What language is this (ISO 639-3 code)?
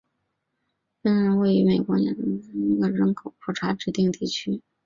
zho